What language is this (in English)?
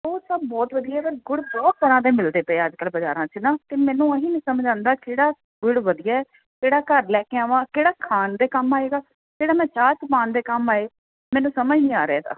Punjabi